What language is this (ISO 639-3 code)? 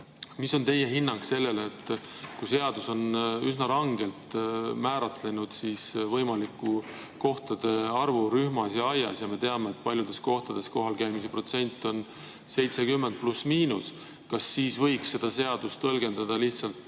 est